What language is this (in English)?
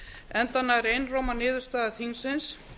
Icelandic